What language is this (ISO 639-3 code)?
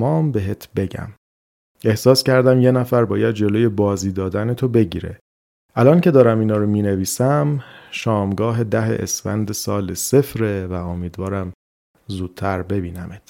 fas